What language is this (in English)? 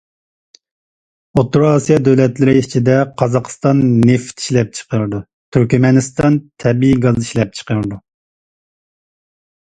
Uyghur